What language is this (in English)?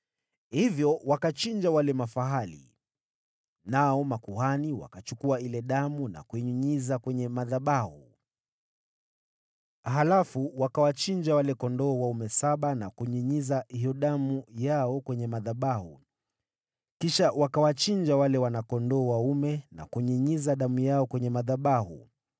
Swahili